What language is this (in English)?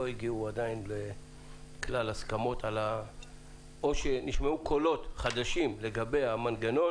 Hebrew